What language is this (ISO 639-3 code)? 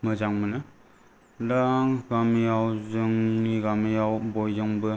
brx